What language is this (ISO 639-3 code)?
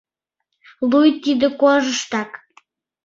chm